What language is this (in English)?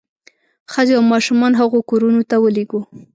Pashto